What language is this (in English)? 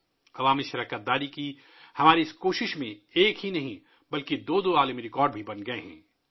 Urdu